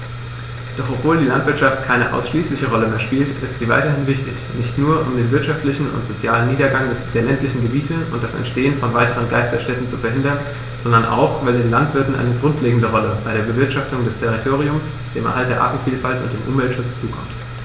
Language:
German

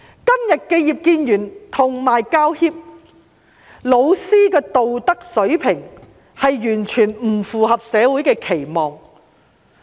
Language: Cantonese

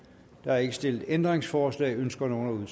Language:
Danish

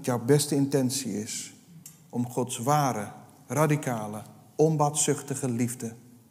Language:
Dutch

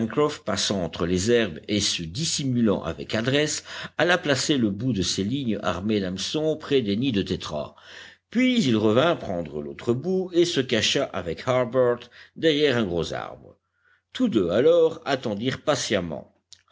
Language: French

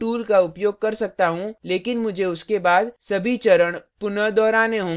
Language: Hindi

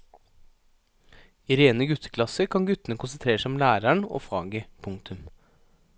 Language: Norwegian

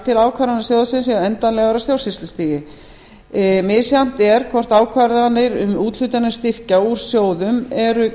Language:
Icelandic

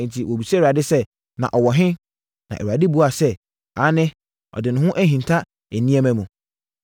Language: Akan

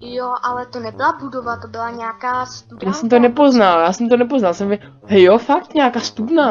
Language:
Czech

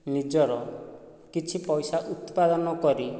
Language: Odia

